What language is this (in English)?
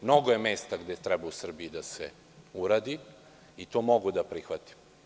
Serbian